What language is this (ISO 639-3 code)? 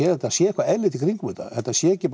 isl